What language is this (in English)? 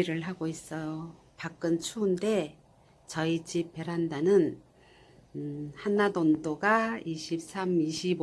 Korean